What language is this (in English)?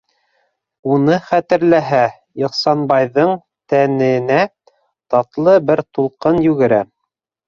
Bashkir